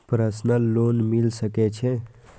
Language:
Maithili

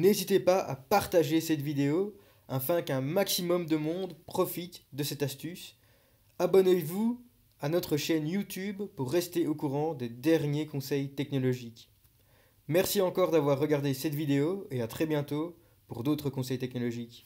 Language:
French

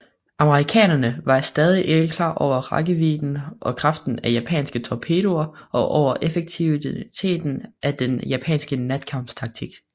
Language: Danish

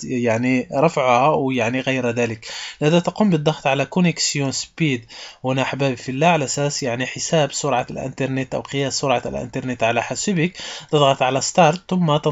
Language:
Arabic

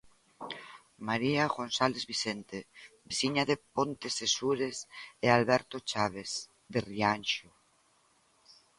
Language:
Galician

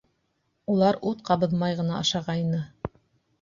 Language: Bashkir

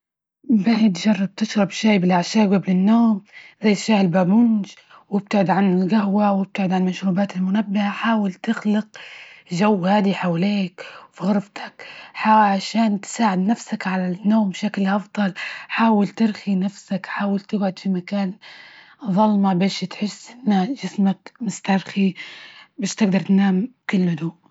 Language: Libyan Arabic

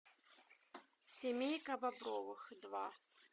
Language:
Russian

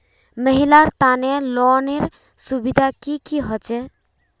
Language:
Magahi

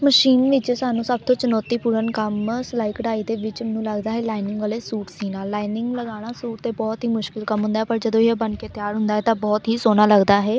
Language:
Punjabi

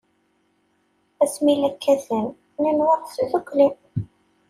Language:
Kabyle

